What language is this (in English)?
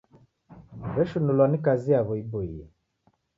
Taita